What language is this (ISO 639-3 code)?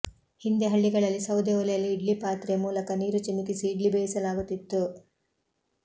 kan